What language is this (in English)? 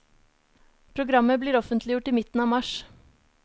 Norwegian